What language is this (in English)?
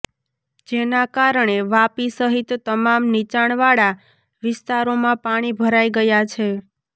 Gujarati